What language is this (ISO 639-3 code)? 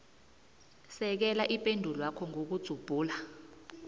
nbl